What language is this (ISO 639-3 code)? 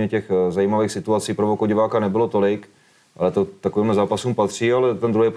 ces